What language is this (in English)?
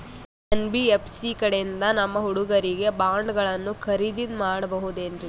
Kannada